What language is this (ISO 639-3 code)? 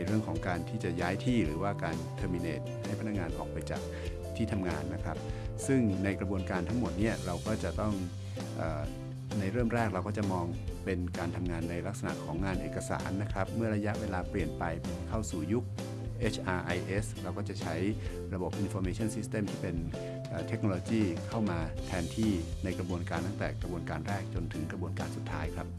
tha